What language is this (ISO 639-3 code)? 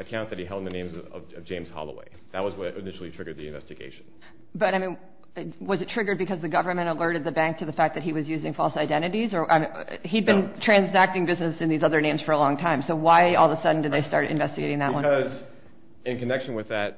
eng